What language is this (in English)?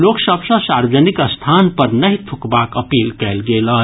Maithili